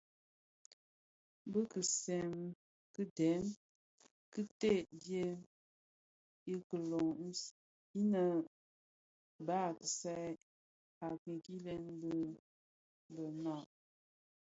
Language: Bafia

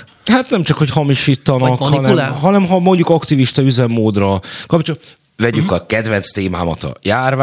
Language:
Hungarian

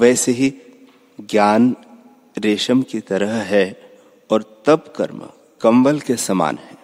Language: Hindi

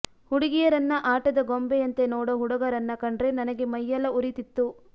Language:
Kannada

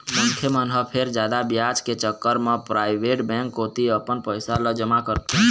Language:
Chhattisgarhi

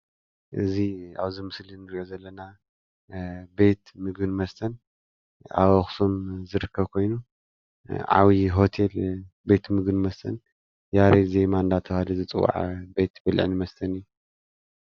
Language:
Tigrinya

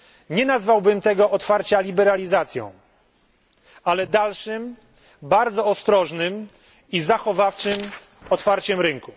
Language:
Polish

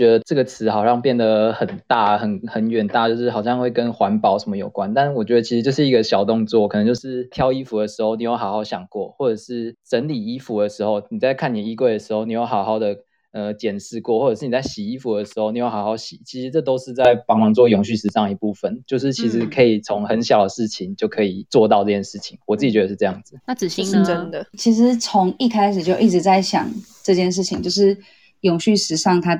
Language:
Chinese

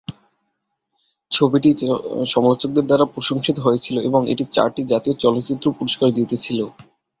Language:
Bangla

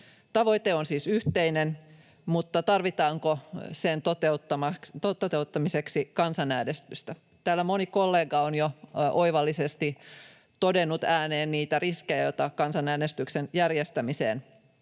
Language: Finnish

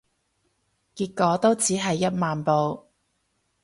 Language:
Cantonese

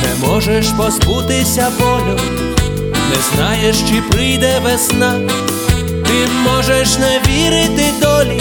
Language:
Ukrainian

